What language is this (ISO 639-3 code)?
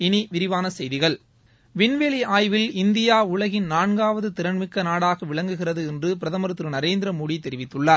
tam